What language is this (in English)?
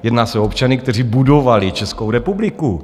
Czech